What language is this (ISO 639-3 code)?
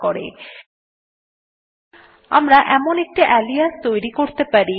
ben